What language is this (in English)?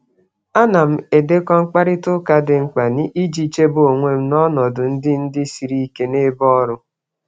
Igbo